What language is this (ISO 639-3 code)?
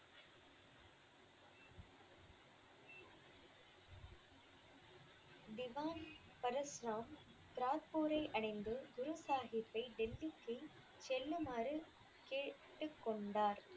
tam